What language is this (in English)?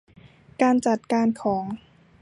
Thai